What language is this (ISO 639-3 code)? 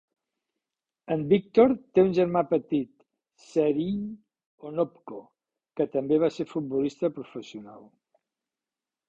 cat